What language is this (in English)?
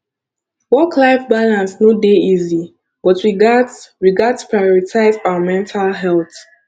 Nigerian Pidgin